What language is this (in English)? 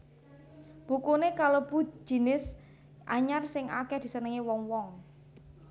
Javanese